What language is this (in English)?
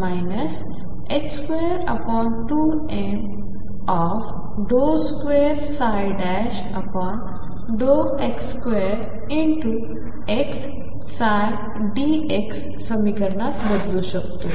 Marathi